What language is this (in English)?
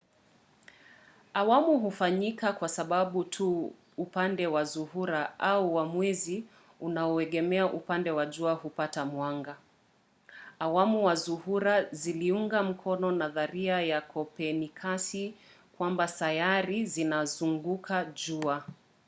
Swahili